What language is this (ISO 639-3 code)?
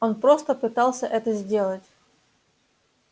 rus